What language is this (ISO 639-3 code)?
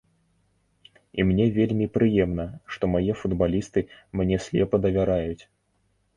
bel